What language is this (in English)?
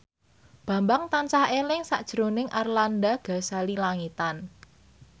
Javanese